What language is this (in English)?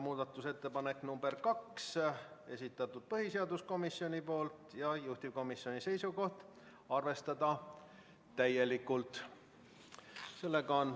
Estonian